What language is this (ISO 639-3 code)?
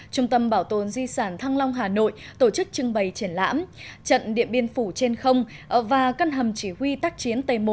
vie